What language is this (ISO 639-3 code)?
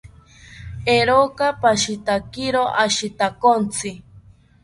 cpy